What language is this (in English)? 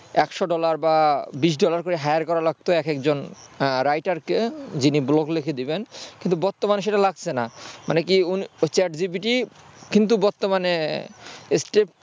Bangla